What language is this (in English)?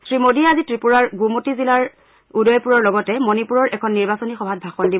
Assamese